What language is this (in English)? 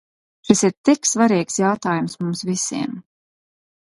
Latvian